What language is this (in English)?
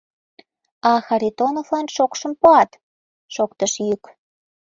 Mari